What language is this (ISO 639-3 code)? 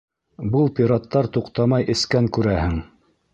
bak